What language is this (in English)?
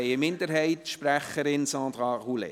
Swiss German